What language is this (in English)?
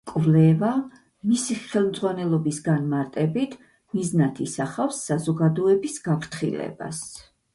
Georgian